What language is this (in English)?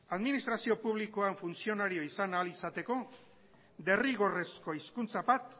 Basque